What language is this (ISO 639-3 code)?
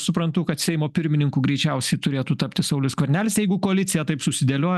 lit